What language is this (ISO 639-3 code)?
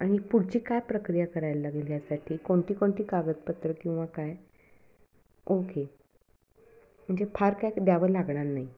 mar